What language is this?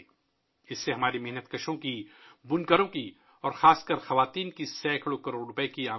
Urdu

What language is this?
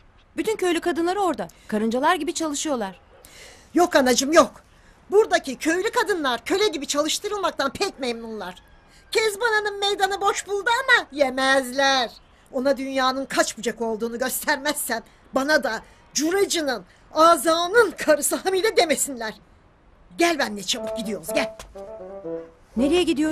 Turkish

